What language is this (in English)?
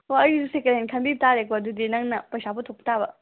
Manipuri